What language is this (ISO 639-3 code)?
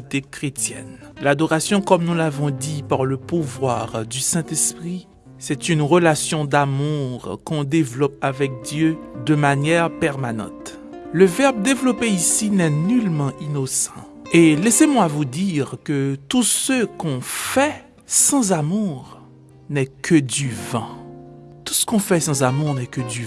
fra